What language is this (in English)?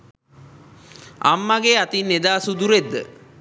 Sinhala